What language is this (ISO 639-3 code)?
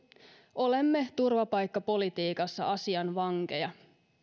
fin